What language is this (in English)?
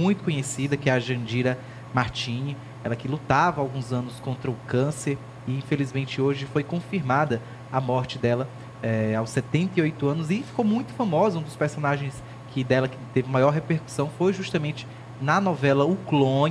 Portuguese